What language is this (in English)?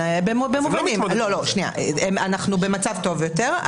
Hebrew